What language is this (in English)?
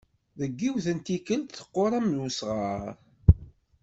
Kabyle